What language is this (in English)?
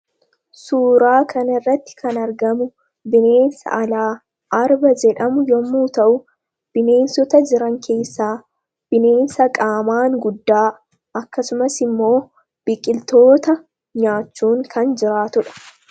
Oromo